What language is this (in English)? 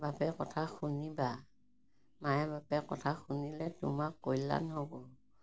Assamese